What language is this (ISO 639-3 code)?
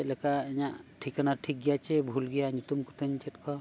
sat